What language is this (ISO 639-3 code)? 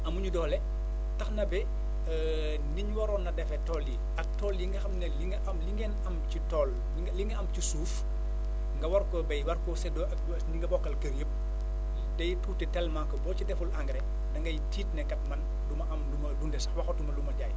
wol